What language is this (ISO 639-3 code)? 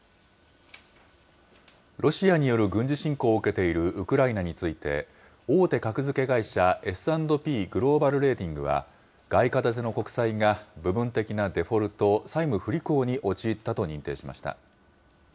jpn